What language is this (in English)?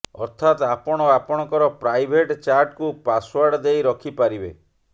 Odia